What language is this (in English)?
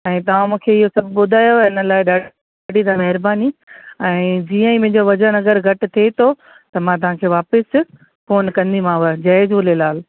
Sindhi